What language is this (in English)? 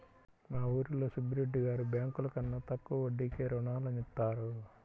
Telugu